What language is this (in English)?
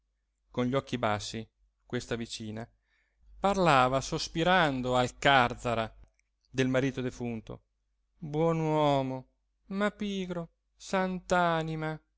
Italian